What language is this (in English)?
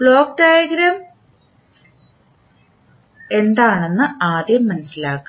Malayalam